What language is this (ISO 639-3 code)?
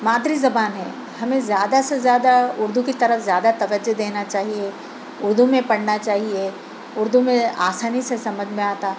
urd